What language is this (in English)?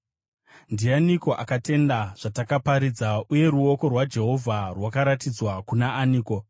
Shona